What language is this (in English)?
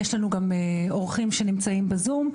Hebrew